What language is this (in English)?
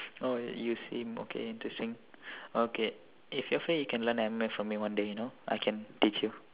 English